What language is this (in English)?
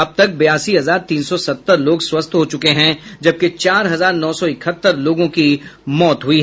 Hindi